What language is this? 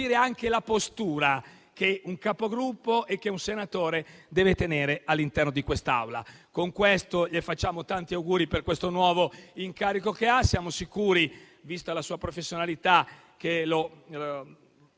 Italian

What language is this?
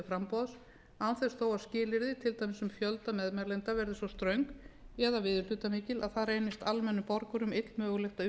Icelandic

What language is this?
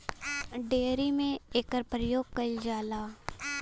Bhojpuri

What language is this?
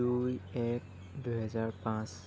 Assamese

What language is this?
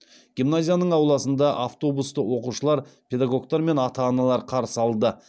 Kazakh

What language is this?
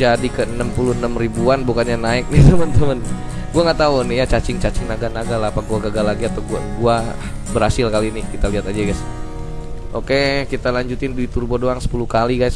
Indonesian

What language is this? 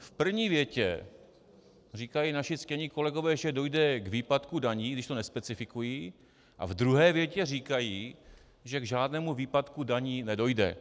Czech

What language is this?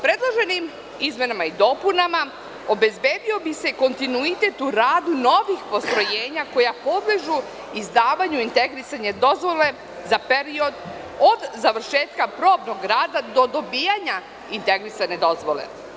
Serbian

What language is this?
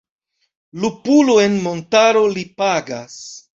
Esperanto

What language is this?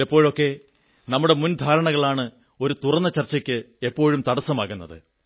Malayalam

